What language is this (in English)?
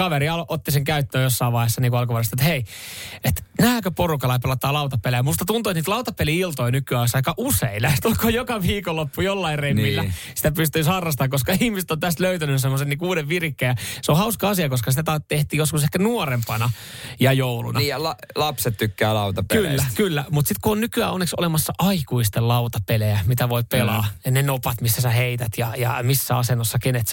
Finnish